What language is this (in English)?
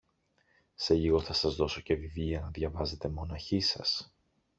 Greek